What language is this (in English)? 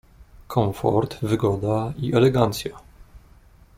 Polish